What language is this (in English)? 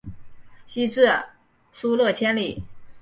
Chinese